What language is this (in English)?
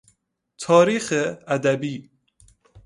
Persian